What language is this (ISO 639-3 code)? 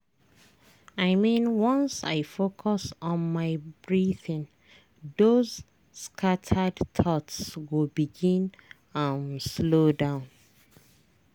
pcm